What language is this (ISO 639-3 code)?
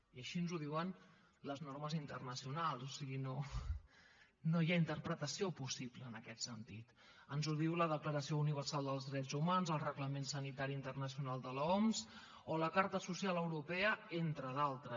cat